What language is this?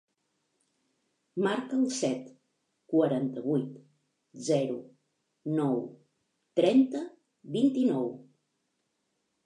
Catalan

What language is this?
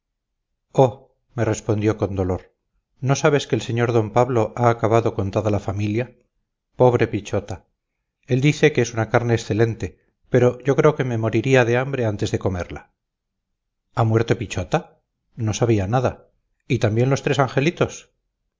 Spanish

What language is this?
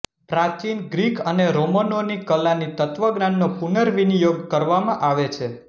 Gujarati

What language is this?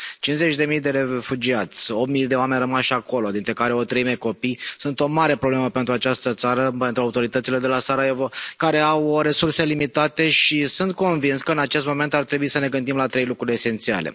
Romanian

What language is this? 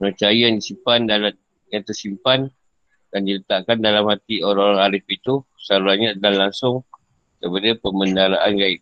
Malay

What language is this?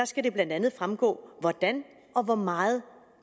Danish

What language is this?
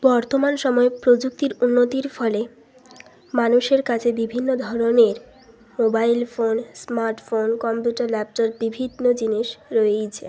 Bangla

